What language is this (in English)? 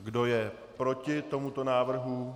Czech